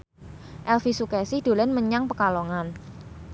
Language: Javanese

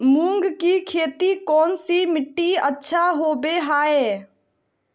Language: Magahi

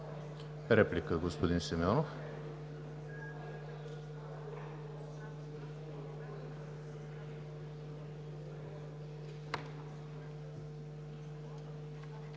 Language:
Bulgarian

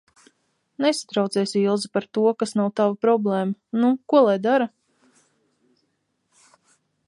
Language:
Latvian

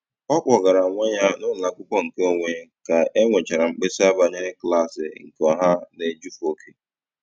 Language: Igbo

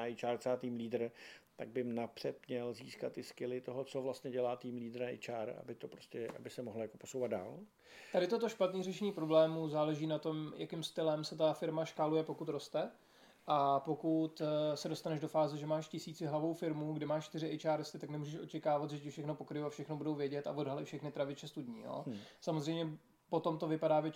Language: Czech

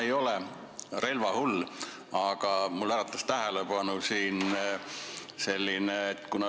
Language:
Estonian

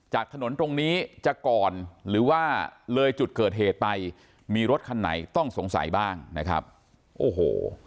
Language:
Thai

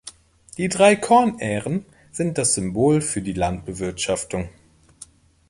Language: German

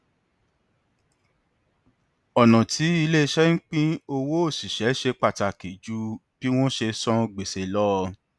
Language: Yoruba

